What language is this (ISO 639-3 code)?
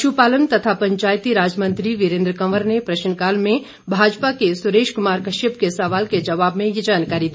hin